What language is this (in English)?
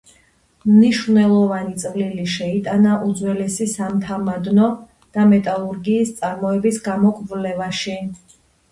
Georgian